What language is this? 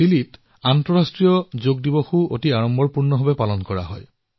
Assamese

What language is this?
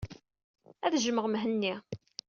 Kabyle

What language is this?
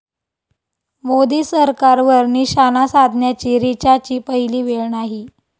Marathi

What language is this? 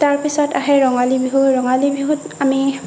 Assamese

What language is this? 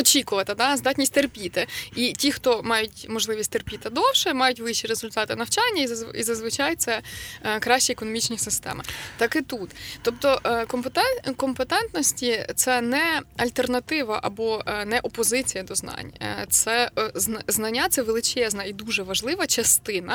Ukrainian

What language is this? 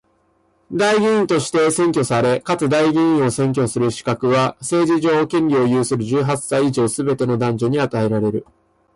Japanese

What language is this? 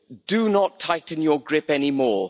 English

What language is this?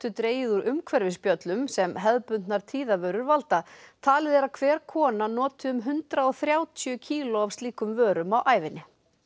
Icelandic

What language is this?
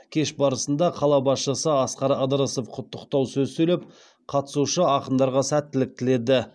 Kazakh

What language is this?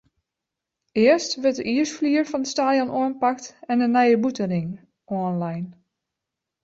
Western Frisian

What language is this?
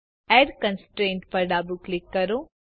Gujarati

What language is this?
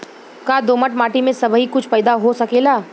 Bhojpuri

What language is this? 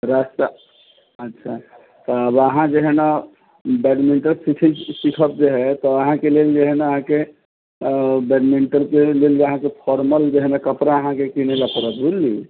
Maithili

